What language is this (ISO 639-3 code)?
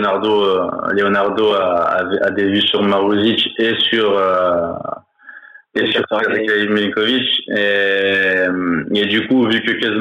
fra